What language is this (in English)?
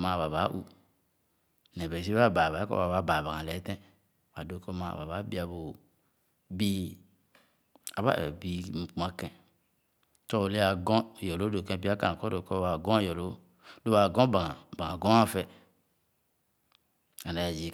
Khana